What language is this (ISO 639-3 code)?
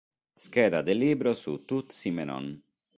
ita